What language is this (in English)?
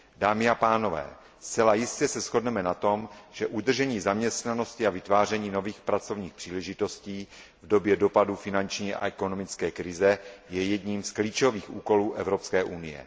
Czech